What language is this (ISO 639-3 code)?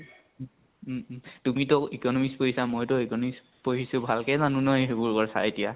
asm